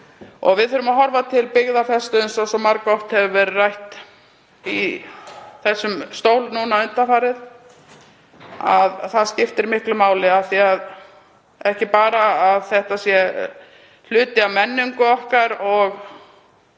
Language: Icelandic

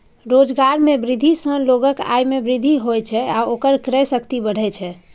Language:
Maithili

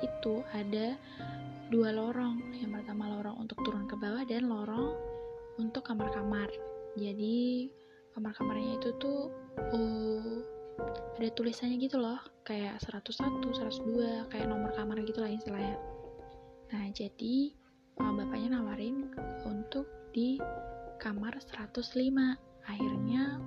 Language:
Indonesian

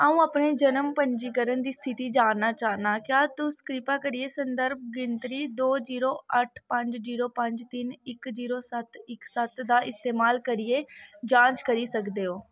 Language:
Dogri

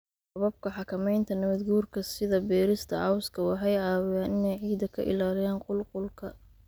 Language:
Somali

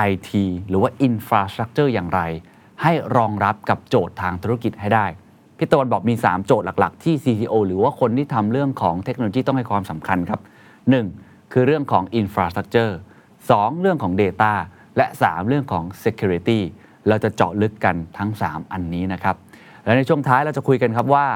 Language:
Thai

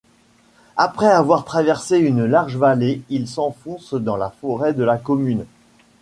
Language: French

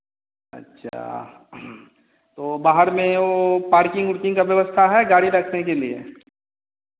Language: Hindi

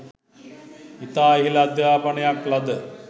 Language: Sinhala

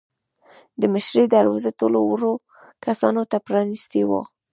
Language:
Pashto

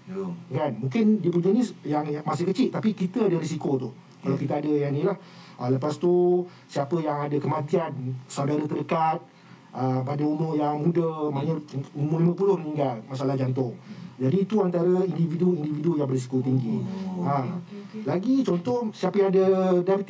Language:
Malay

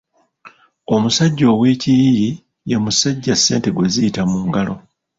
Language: Ganda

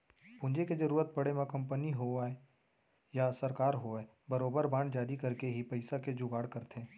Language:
Chhattisgarhi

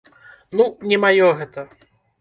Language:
Belarusian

